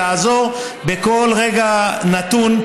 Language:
Hebrew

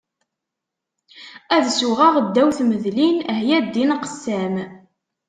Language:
Kabyle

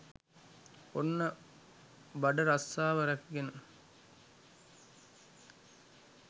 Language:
Sinhala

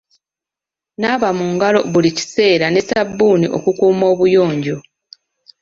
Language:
Ganda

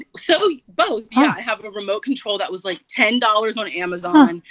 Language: English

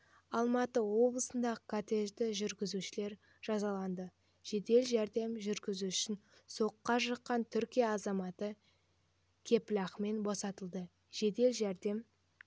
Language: Kazakh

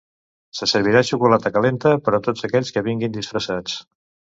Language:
Catalan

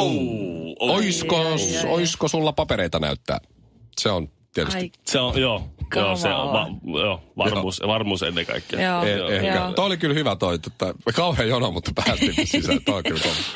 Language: Finnish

